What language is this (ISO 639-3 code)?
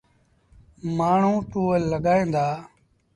sbn